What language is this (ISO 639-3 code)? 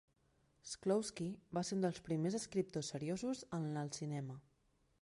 cat